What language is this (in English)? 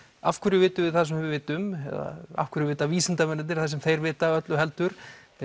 Icelandic